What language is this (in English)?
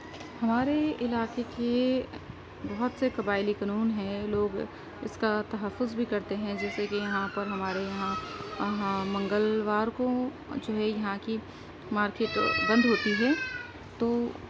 Urdu